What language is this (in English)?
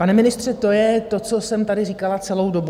Czech